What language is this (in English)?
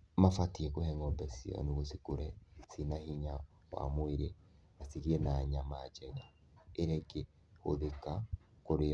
Kikuyu